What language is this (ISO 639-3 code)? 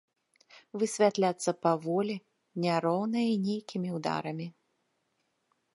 bel